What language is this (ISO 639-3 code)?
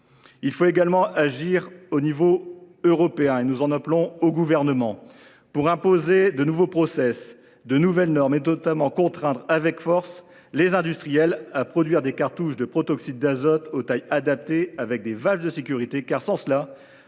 fra